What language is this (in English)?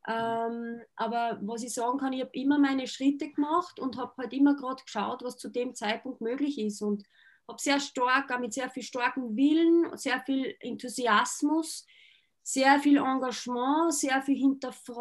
German